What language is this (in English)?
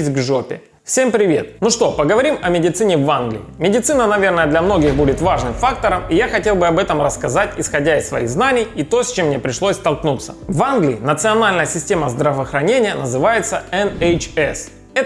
Russian